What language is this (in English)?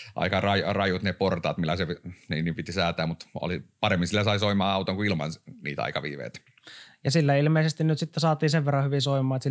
Finnish